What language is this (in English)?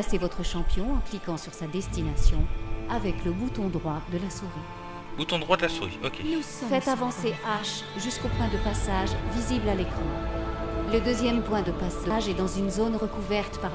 French